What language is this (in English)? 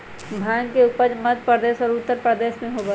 Magahi